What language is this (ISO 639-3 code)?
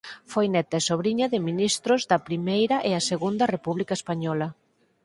glg